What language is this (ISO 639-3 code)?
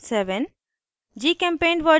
hin